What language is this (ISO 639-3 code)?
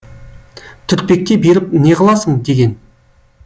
kaz